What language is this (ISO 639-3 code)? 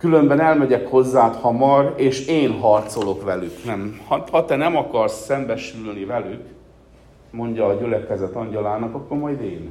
hun